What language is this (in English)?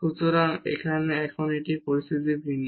Bangla